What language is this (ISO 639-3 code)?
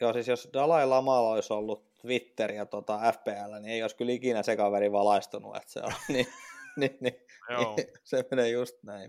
fin